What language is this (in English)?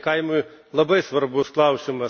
Lithuanian